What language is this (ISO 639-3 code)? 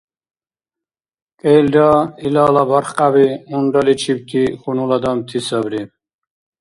dar